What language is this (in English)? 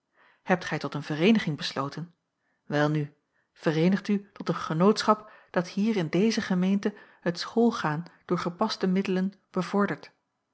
Dutch